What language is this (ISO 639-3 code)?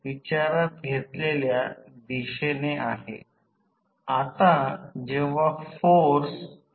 mar